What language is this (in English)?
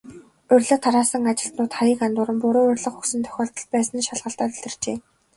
Mongolian